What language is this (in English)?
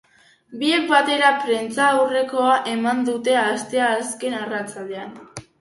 Basque